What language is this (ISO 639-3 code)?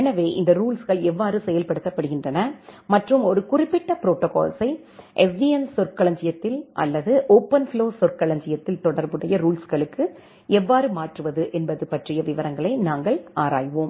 tam